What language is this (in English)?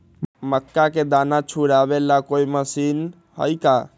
Magahi